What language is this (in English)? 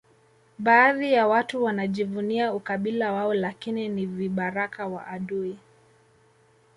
Swahili